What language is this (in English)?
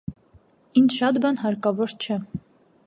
Armenian